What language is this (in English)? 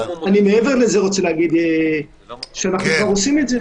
Hebrew